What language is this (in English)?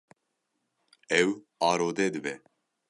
Kurdish